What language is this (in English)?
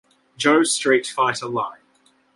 English